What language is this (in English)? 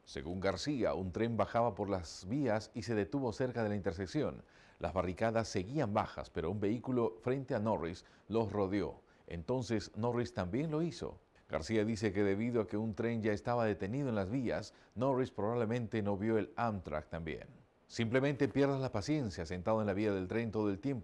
Spanish